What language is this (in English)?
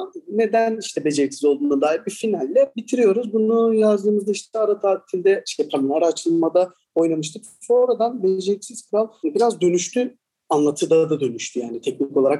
Turkish